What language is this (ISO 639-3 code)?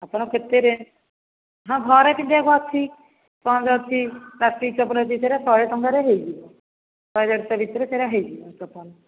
ori